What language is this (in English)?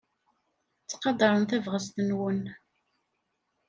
Kabyle